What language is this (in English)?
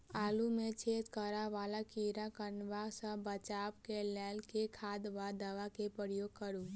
Maithili